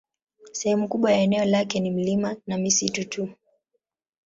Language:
Swahili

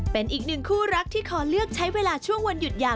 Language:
Thai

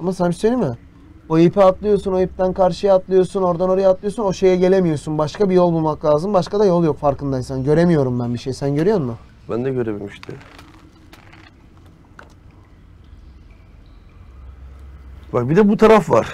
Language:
Turkish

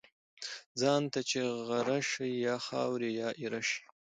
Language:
Pashto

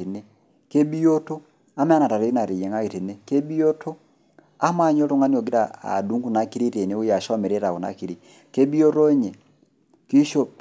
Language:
Masai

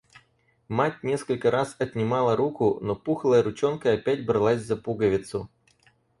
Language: Russian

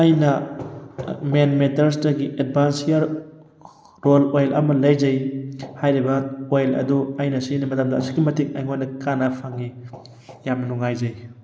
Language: Manipuri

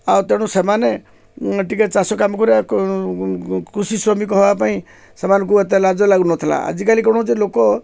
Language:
Odia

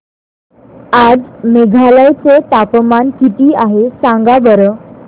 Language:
Marathi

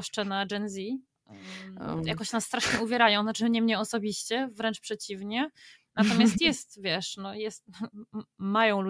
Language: Polish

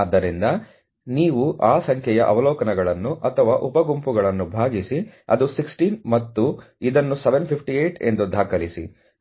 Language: Kannada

